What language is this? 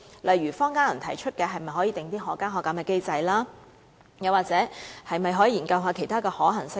Cantonese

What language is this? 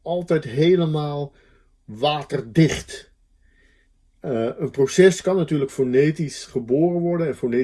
Dutch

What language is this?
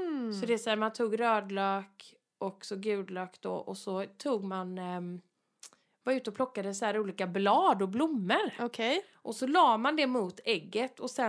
Swedish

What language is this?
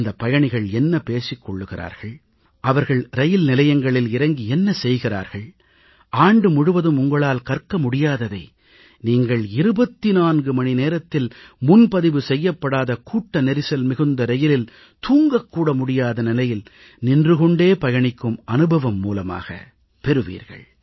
Tamil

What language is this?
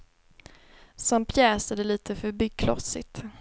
Swedish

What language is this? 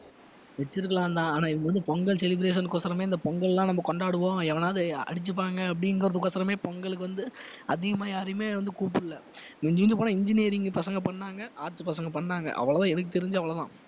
Tamil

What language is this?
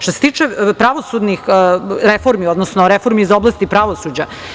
Serbian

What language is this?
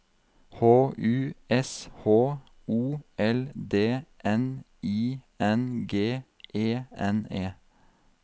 Norwegian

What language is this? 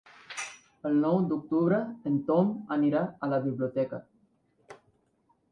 Catalan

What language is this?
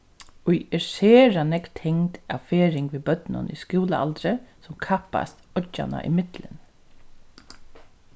Faroese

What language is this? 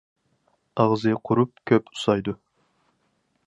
Uyghur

